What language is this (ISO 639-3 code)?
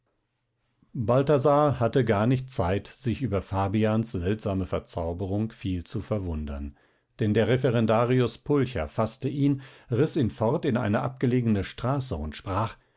deu